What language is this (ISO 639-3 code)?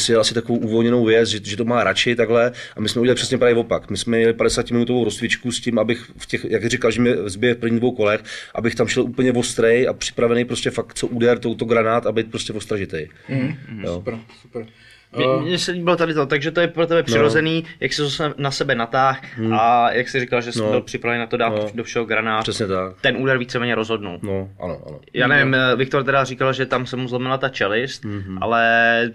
ces